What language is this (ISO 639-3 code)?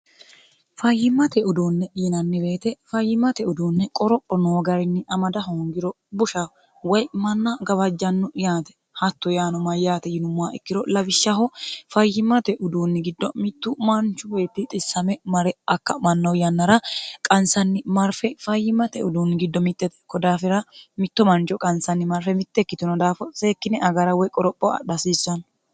sid